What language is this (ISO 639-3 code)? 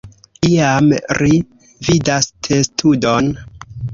epo